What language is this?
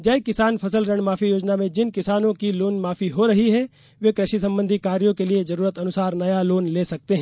Hindi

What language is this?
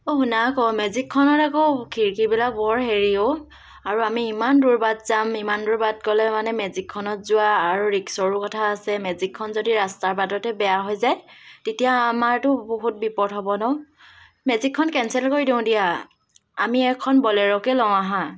Assamese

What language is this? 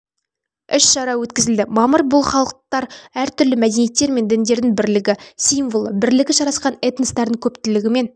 Kazakh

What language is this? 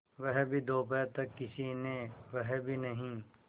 Hindi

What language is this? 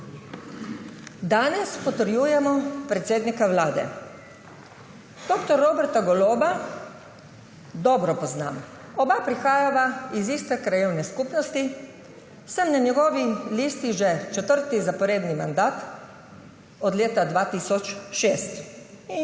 Slovenian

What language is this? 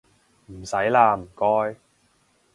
Cantonese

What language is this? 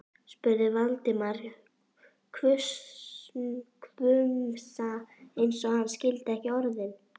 Icelandic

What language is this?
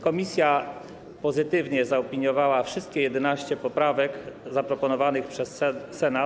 Polish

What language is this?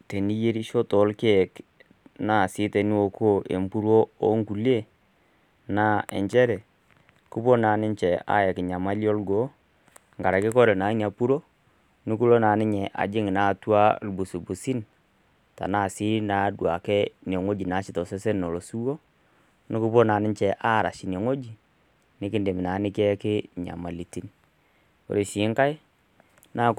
Masai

